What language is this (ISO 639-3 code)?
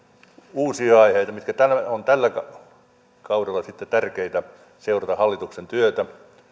fin